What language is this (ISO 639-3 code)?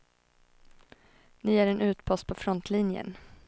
swe